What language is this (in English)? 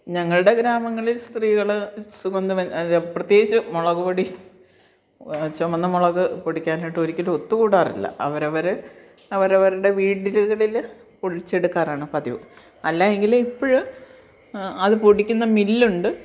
Malayalam